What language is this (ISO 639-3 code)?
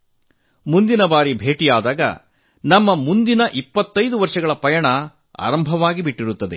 kan